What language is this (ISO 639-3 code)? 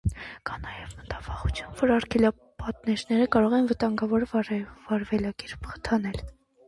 hye